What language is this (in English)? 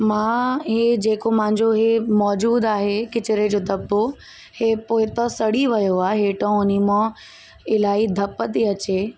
Sindhi